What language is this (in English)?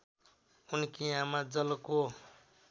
Nepali